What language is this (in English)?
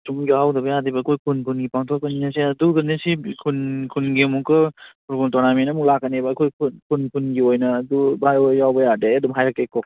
Manipuri